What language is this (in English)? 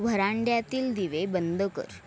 Marathi